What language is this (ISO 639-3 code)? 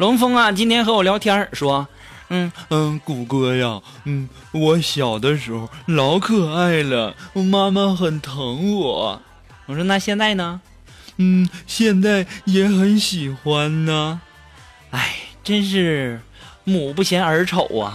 zho